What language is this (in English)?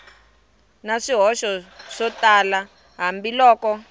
Tsonga